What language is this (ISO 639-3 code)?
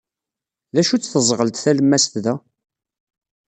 kab